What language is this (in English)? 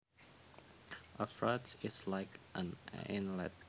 Javanese